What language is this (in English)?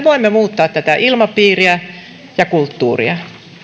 Finnish